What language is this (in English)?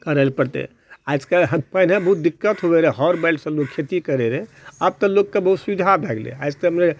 Maithili